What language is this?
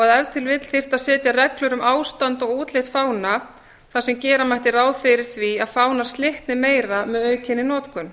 Icelandic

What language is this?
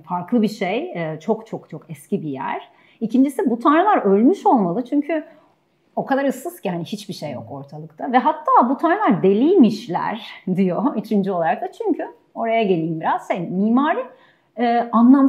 Turkish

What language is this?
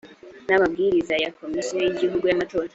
Kinyarwanda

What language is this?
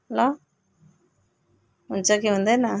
Nepali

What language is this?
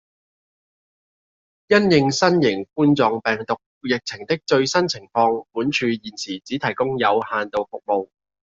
Cantonese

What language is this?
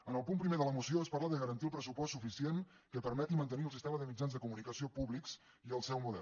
Catalan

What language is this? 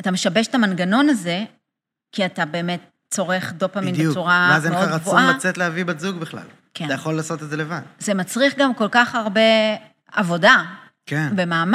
Hebrew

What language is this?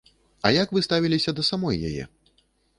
Belarusian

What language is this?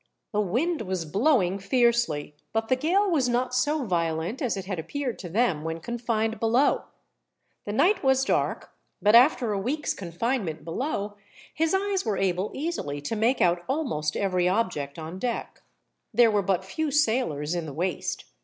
English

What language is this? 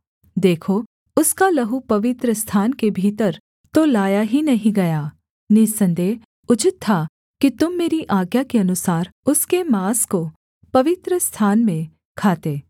Hindi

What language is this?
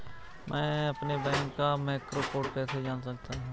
Hindi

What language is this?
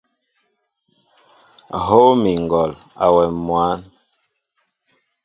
Mbo (Cameroon)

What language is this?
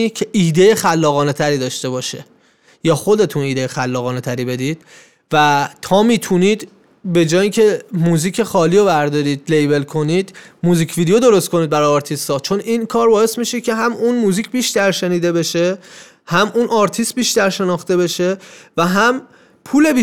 Persian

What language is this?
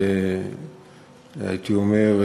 Hebrew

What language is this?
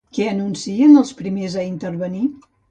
Catalan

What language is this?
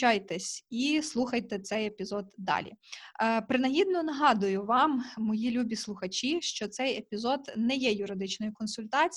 Ukrainian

